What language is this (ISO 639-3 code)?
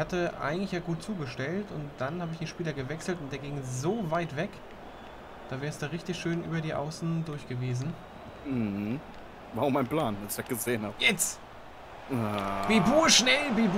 deu